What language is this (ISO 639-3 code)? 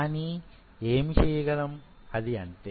tel